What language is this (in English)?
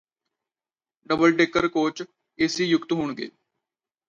Punjabi